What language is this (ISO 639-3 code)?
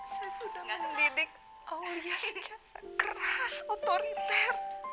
ind